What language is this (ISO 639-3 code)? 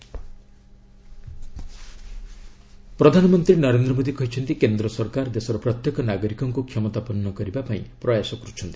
ori